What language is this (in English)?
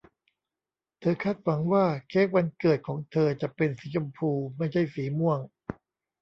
Thai